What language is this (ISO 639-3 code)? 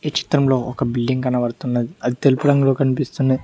tel